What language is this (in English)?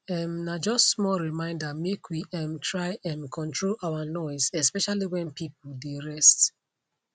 Nigerian Pidgin